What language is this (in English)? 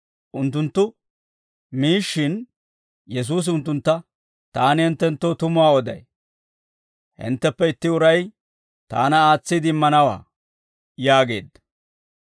Dawro